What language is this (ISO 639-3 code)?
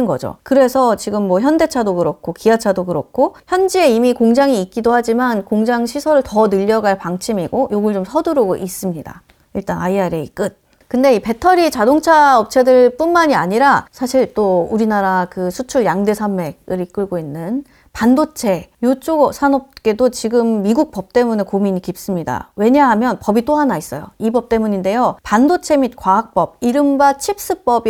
kor